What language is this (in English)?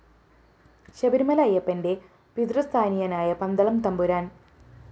Malayalam